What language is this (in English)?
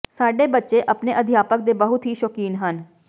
Punjabi